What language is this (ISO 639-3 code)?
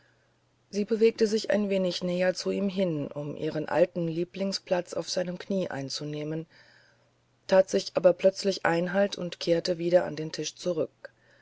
deu